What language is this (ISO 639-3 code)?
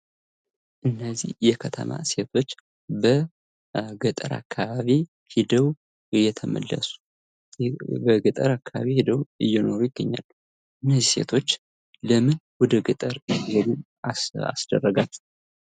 amh